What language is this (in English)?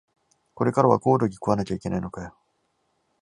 Japanese